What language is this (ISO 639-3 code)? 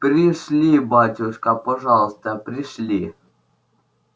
rus